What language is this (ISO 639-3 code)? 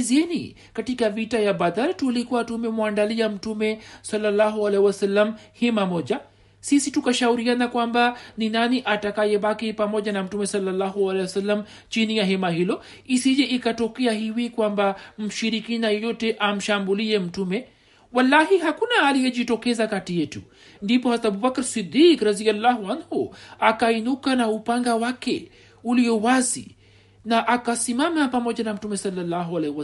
swa